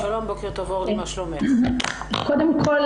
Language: Hebrew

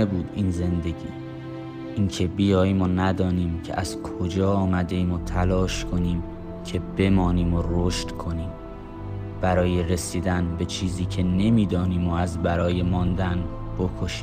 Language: Persian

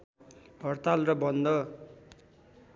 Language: Nepali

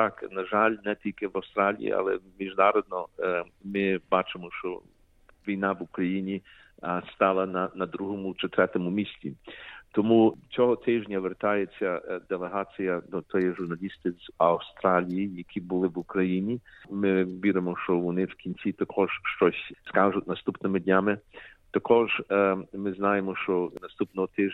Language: Ukrainian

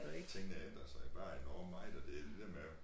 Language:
Danish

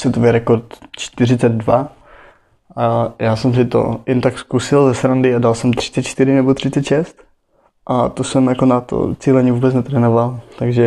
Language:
Czech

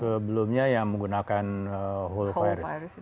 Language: Indonesian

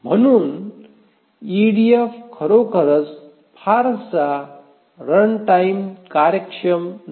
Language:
Marathi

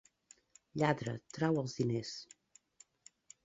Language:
Catalan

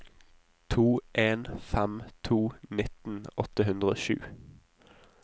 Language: Norwegian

